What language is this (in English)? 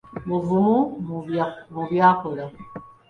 Ganda